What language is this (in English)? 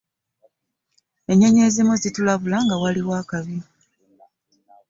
Ganda